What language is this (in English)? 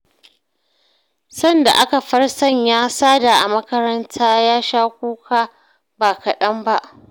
Hausa